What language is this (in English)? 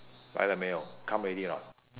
English